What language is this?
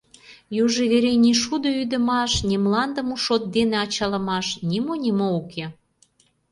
Mari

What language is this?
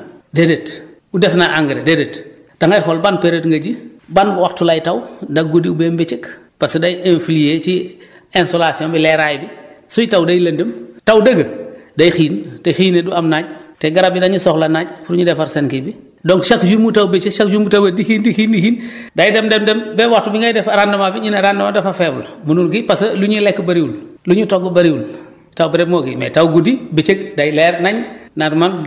Wolof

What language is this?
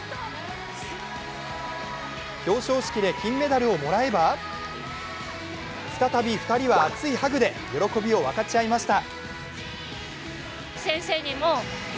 Japanese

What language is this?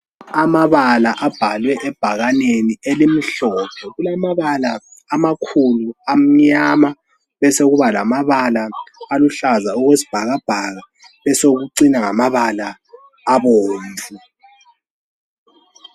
North Ndebele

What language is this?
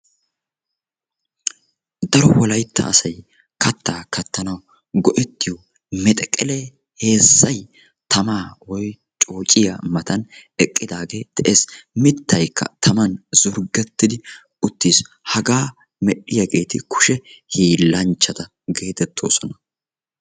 Wolaytta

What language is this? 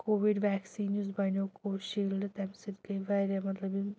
Kashmiri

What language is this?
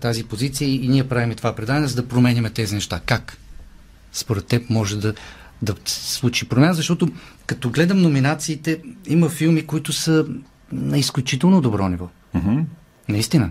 Bulgarian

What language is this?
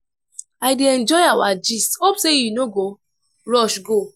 Nigerian Pidgin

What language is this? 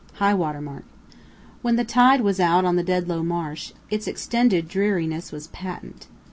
English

